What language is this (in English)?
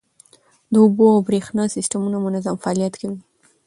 Pashto